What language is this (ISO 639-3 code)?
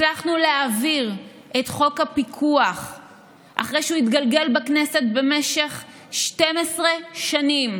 heb